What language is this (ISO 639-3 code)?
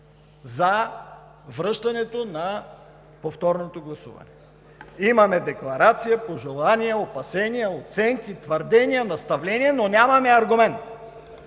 bul